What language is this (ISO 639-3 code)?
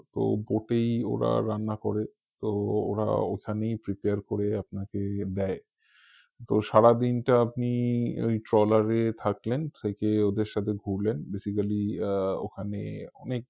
ben